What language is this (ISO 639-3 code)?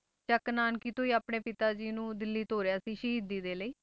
pan